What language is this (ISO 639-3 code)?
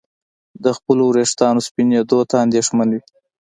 pus